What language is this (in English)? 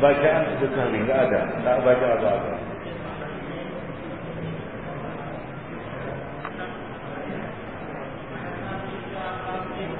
Malay